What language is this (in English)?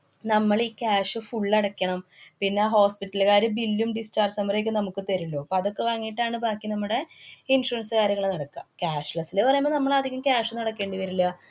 Malayalam